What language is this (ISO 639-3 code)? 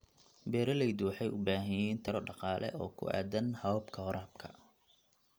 som